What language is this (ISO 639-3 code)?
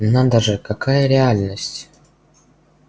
rus